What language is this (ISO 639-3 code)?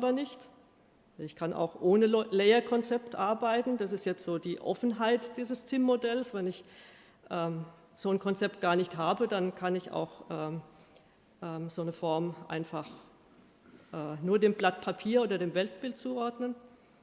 deu